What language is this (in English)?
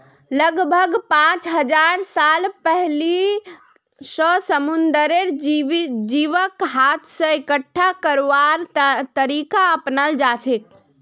Magahi